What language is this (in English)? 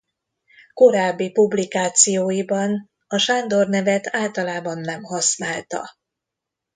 Hungarian